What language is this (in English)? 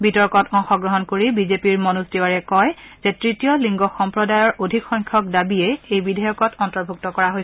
Assamese